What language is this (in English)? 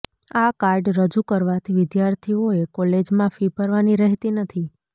Gujarati